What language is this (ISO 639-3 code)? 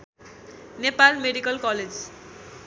nep